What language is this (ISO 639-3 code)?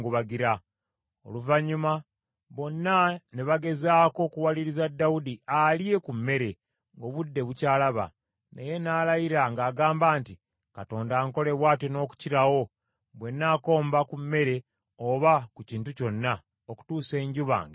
lug